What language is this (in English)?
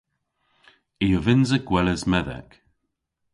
Cornish